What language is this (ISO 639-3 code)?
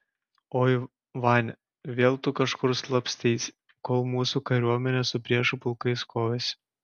lit